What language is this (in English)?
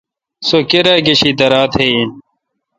Kalkoti